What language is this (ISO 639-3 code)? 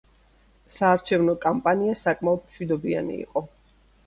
kat